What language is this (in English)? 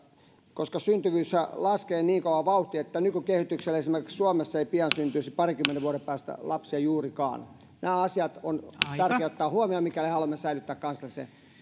Finnish